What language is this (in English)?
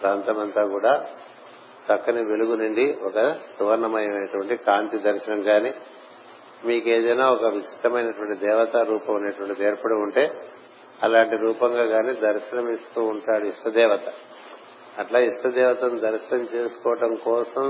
Telugu